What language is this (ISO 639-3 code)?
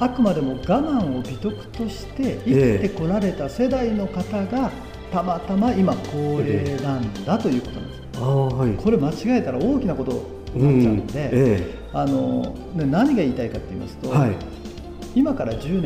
jpn